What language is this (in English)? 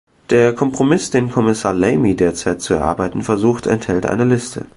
German